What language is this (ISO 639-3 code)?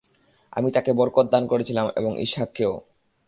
ben